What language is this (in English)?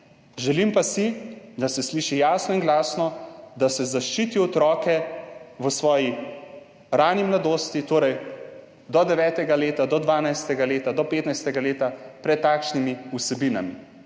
Slovenian